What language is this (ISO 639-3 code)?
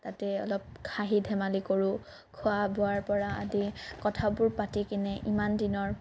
asm